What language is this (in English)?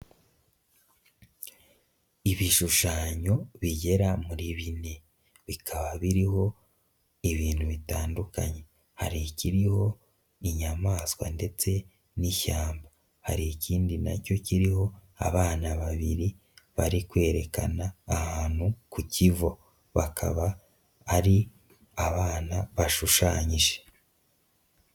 Kinyarwanda